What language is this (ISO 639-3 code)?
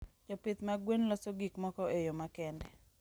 luo